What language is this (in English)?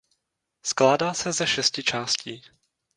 Czech